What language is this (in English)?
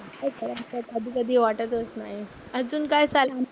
Marathi